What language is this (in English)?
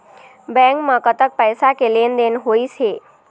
Chhattisgarhi